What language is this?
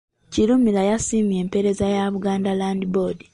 Ganda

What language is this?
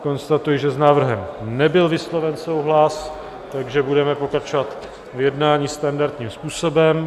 Czech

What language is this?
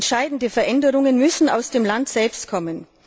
German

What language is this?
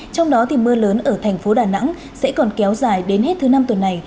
Vietnamese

